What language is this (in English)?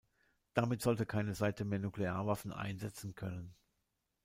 German